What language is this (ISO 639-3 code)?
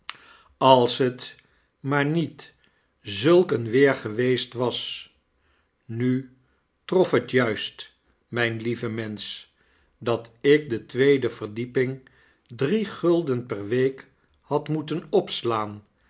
nld